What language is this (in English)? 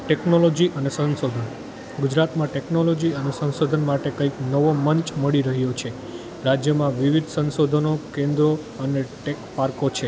Gujarati